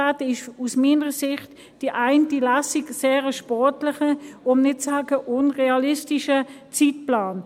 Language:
Swiss German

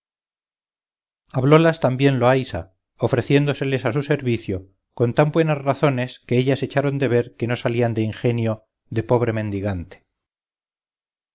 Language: Spanish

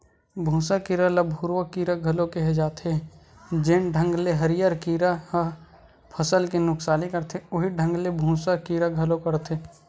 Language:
Chhattisgarhi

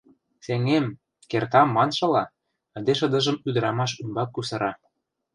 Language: Mari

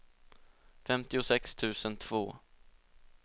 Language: Swedish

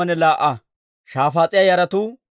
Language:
Dawro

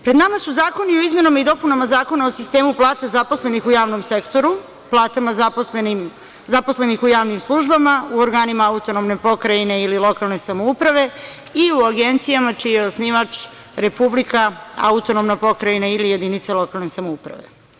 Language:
Serbian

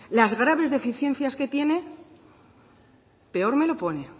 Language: Spanish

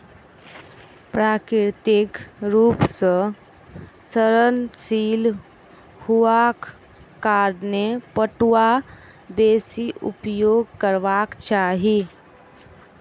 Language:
Maithili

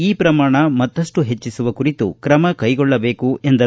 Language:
Kannada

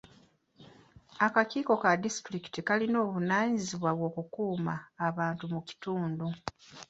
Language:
Ganda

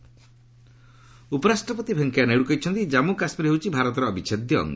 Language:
Odia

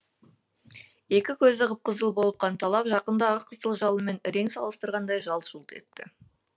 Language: Kazakh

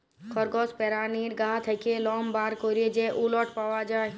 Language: Bangla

